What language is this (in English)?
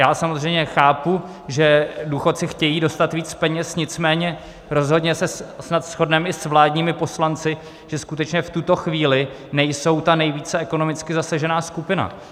Czech